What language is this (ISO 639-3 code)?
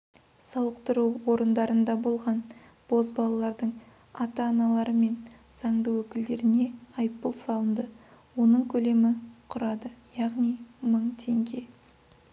kaz